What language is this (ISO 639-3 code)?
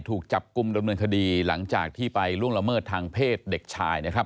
tha